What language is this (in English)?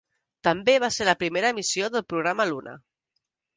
Catalan